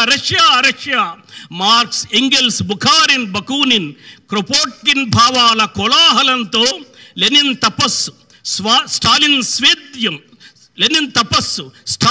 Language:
Telugu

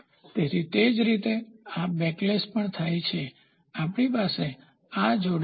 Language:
Gujarati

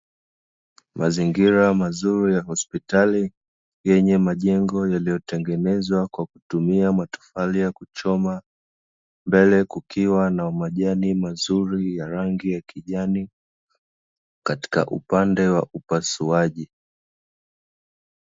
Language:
Swahili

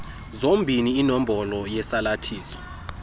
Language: Xhosa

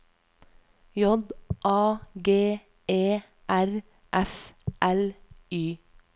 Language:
Norwegian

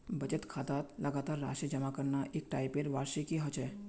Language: Magahi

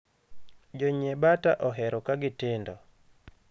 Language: Luo (Kenya and Tanzania)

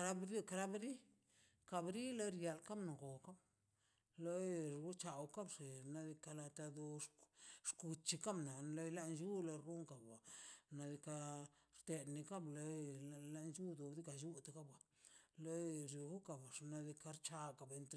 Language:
Mazaltepec Zapotec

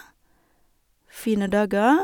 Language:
Norwegian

